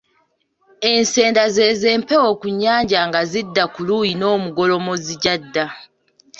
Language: Ganda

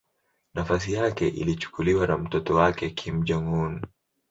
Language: Swahili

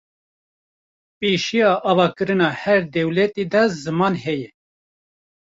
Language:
Kurdish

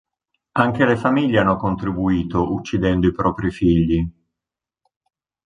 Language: Italian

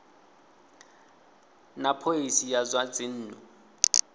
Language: Venda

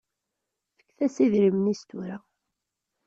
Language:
Kabyle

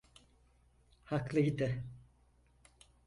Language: Turkish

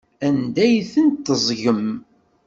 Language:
Kabyle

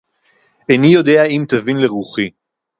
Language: Hebrew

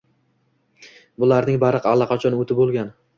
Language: Uzbek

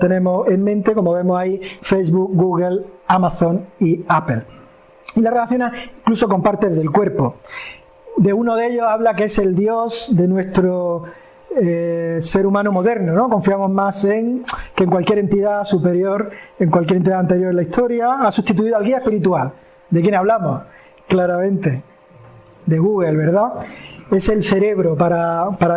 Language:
Spanish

